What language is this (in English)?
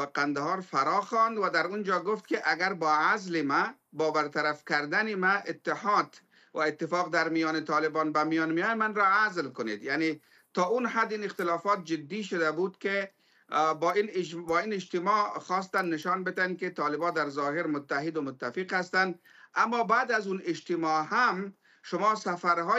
Persian